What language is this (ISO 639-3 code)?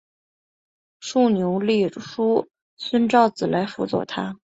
zho